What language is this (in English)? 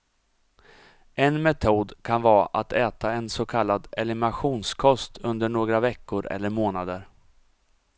Swedish